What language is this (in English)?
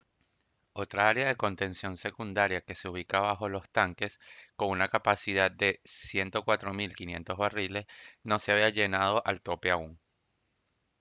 Spanish